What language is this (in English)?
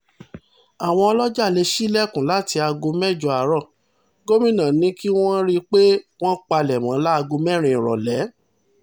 Yoruba